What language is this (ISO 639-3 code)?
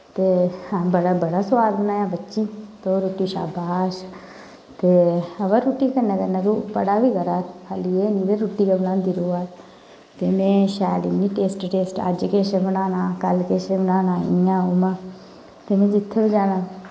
doi